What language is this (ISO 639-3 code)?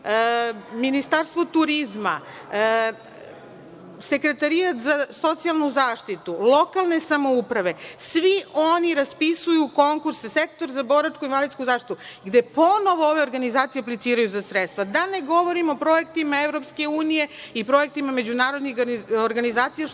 srp